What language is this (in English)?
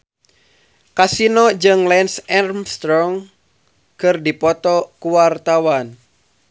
Sundanese